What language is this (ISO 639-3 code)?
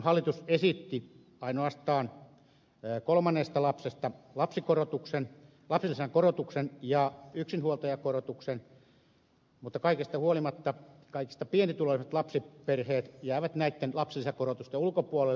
fin